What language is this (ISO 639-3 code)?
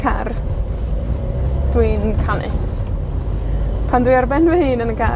cym